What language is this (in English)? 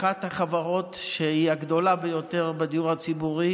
Hebrew